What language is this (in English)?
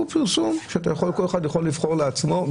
Hebrew